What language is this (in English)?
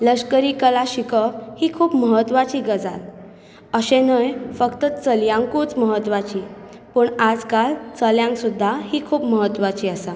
Konkani